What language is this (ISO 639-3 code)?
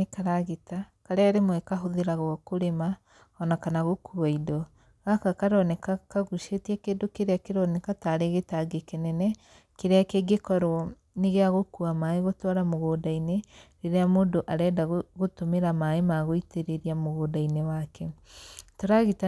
kik